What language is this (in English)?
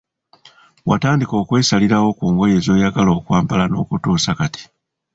Ganda